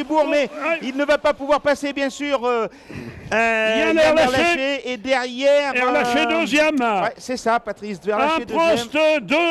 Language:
French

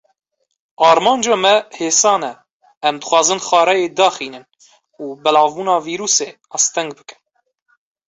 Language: Kurdish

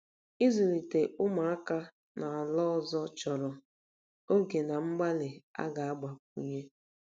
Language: Igbo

